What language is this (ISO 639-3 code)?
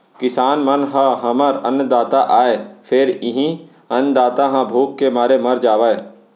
hne